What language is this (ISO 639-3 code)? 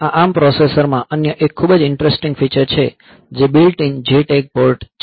guj